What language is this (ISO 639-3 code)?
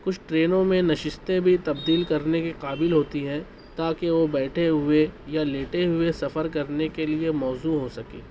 urd